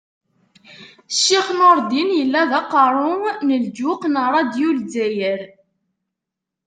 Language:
Kabyle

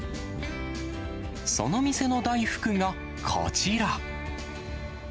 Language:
Japanese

